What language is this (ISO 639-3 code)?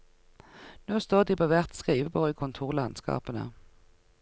nor